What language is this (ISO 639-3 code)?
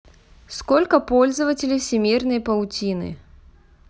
rus